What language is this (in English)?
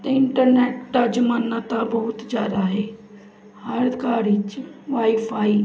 Punjabi